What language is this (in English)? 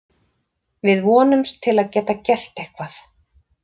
Icelandic